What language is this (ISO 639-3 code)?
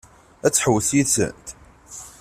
kab